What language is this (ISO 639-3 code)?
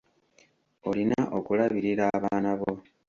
lug